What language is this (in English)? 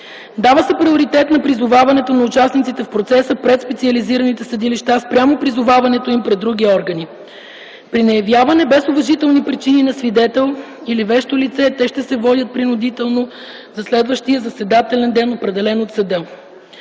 Bulgarian